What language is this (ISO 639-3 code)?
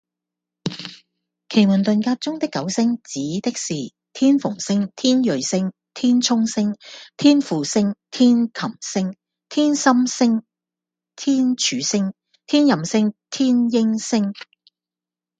yue